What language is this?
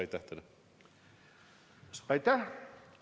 Estonian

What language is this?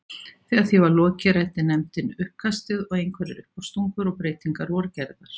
Icelandic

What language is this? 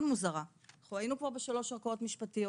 Hebrew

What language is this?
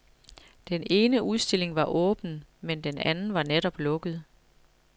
Danish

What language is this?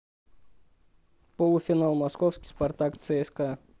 Russian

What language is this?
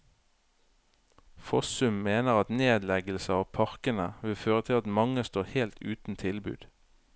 Norwegian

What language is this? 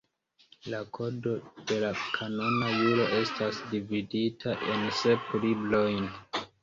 Esperanto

